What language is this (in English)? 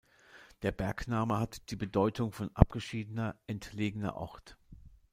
German